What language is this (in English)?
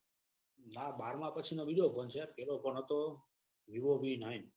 Gujarati